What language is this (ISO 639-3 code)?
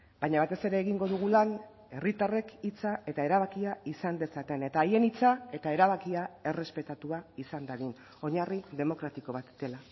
eus